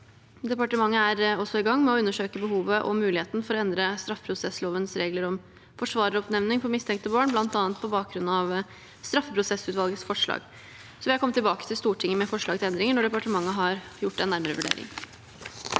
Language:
Norwegian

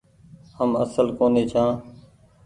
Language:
Goaria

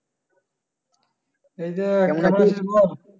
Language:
Bangla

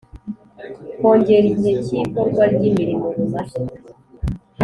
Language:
Kinyarwanda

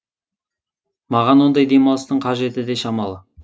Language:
Kazakh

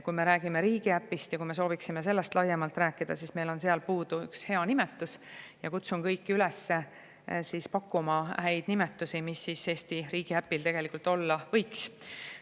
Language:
Estonian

